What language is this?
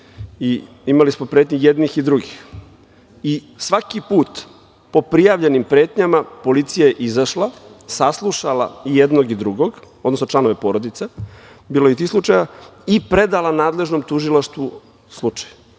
Serbian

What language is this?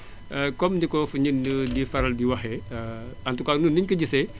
Wolof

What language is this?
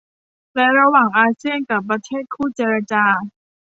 Thai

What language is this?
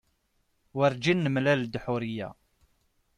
Kabyle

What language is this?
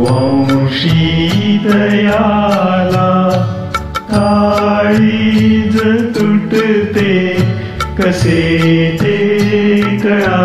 Romanian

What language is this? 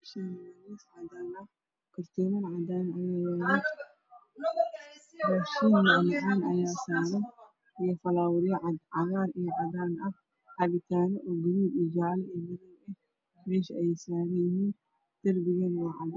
Somali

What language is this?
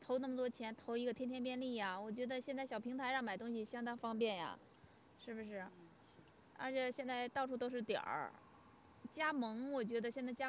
Chinese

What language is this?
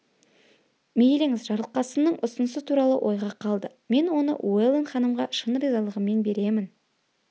Kazakh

